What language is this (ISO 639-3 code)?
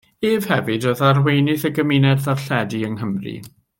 cym